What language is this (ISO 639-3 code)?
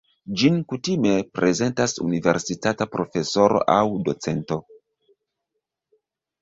epo